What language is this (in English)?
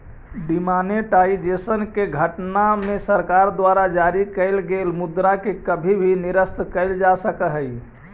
Magahi